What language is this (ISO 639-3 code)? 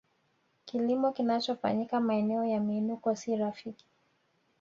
swa